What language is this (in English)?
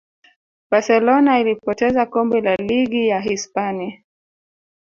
Swahili